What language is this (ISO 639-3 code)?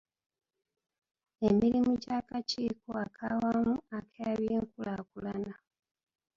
lug